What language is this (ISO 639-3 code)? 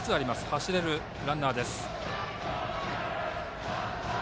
jpn